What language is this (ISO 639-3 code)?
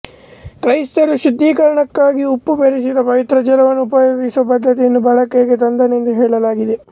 kan